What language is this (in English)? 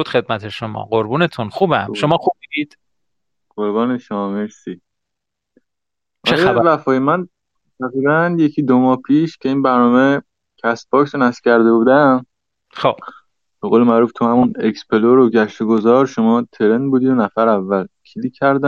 Persian